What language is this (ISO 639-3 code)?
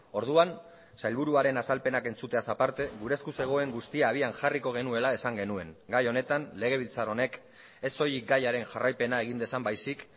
eus